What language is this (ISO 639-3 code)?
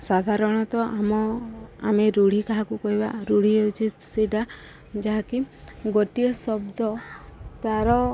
ori